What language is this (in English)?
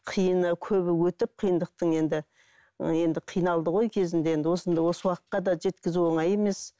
Kazakh